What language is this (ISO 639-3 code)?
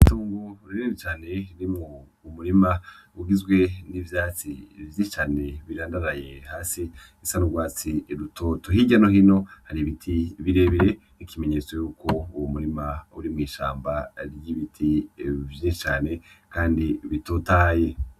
run